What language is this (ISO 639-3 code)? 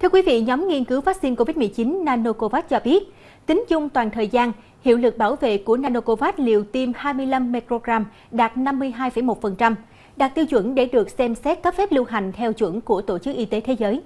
vie